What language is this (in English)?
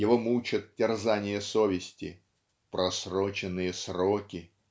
Russian